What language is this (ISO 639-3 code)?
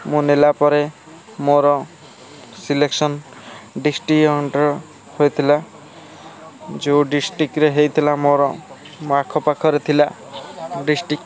ori